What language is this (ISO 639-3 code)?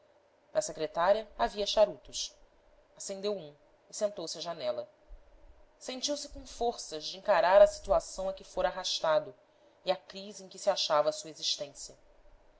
por